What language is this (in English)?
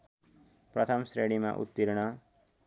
Nepali